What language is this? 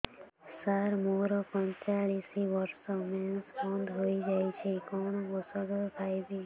Odia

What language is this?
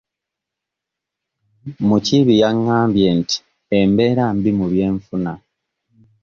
Ganda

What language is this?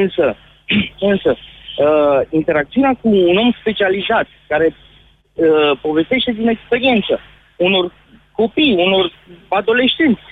Romanian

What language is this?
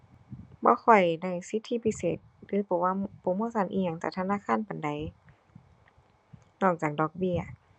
Thai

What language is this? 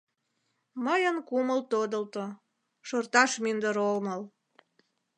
Mari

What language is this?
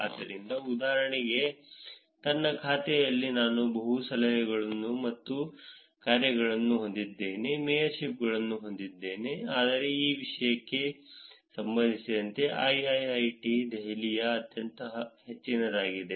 Kannada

